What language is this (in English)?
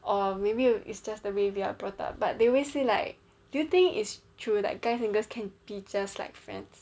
English